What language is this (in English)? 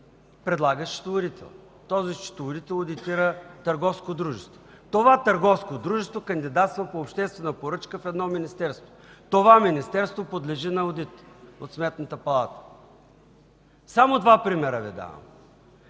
Bulgarian